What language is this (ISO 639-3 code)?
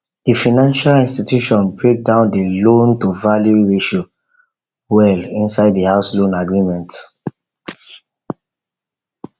pcm